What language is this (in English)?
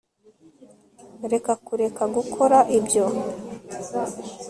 Kinyarwanda